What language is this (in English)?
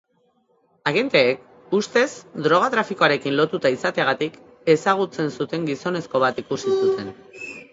Basque